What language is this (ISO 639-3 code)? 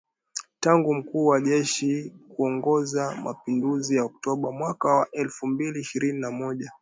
swa